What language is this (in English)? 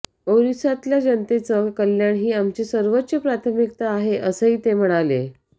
Marathi